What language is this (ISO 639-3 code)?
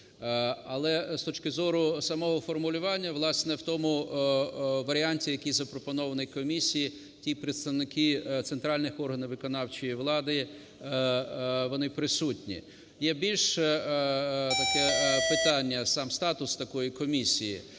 ukr